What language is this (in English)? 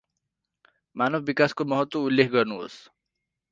Nepali